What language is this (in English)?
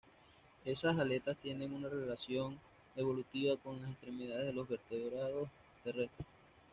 Spanish